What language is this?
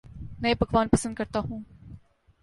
Urdu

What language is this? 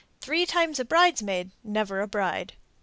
English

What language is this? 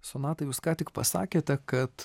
Lithuanian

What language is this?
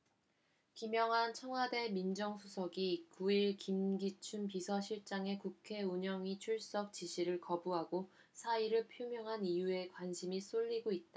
Korean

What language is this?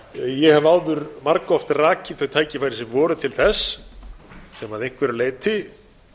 Icelandic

